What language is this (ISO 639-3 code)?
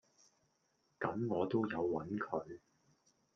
yue